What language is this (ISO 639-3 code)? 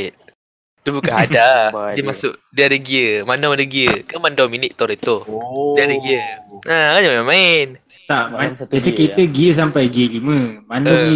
msa